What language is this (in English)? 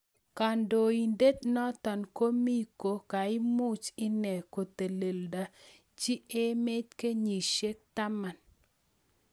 Kalenjin